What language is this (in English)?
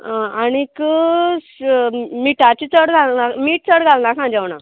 Konkani